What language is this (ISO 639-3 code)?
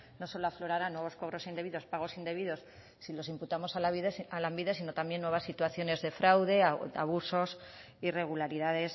spa